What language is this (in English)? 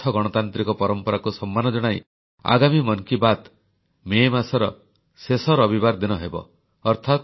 Odia